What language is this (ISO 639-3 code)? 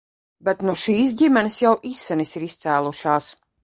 lav